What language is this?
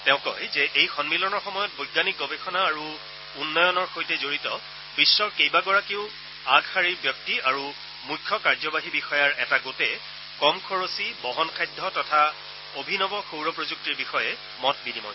Assamese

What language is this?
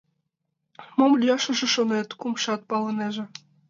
Mari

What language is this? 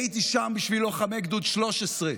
Hebrew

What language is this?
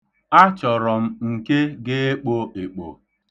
Igbo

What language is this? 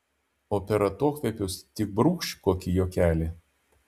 Lithuanian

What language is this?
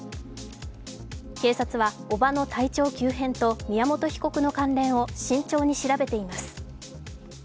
Japanese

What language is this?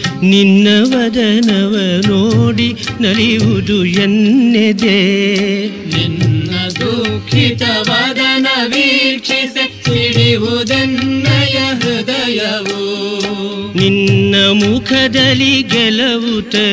Kannada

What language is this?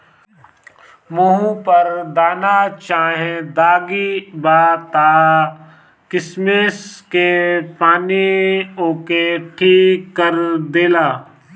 Bhojpuri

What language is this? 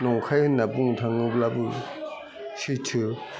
Bodo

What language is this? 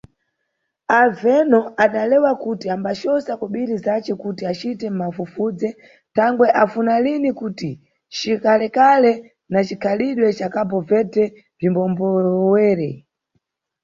Nyungwe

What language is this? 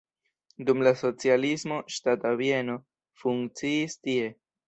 Esperanto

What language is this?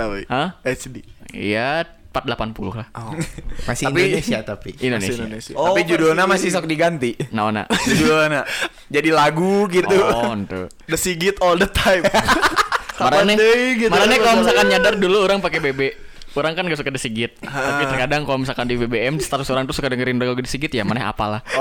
Indonesian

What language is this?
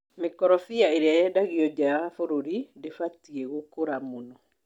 Kikuyu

